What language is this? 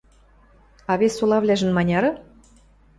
Western Mari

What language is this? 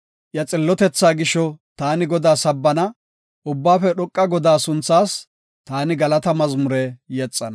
Gofa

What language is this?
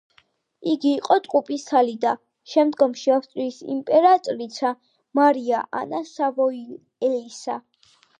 Georgian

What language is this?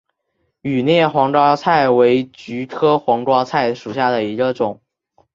Chinese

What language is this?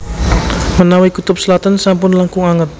Javanese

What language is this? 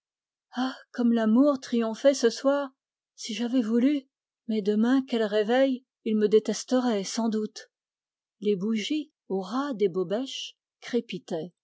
French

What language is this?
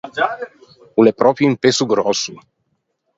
Ligurian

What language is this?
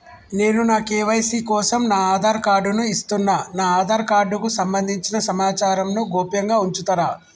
Telugu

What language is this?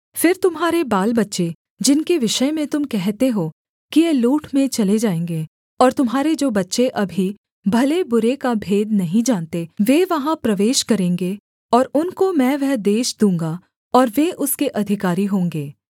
Hindi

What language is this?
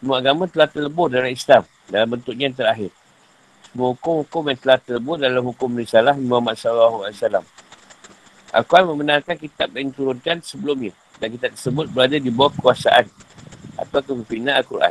Malay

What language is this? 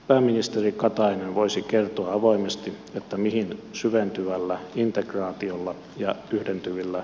Finnish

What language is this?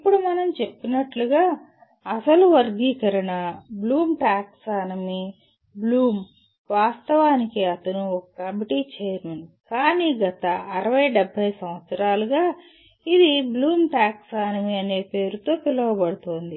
Telugu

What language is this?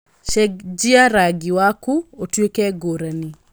Kikuyu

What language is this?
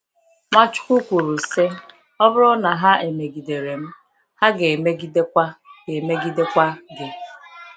Igbo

